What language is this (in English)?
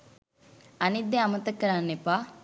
Sinhala